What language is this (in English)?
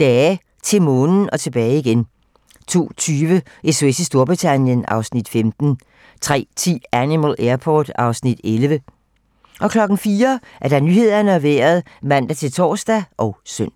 Danish